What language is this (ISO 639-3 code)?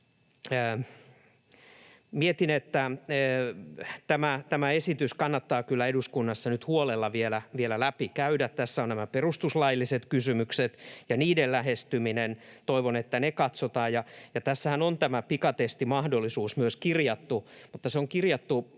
fin